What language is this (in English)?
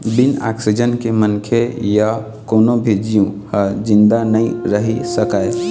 Chhattisgarhi